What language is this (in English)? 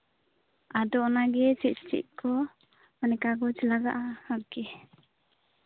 Santali